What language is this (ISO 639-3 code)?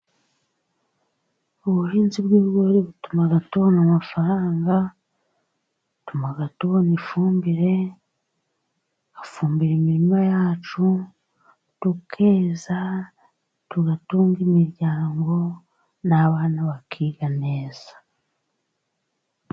kin